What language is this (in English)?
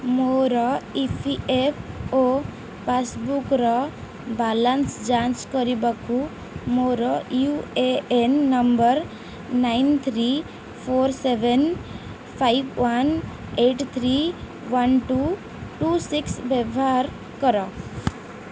Odia